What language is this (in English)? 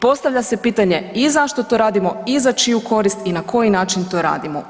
Croatian